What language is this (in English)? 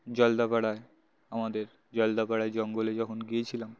Bangla